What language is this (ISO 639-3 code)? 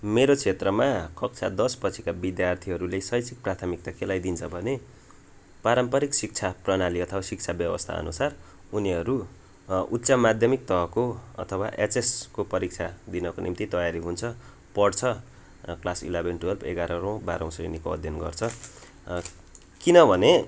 nep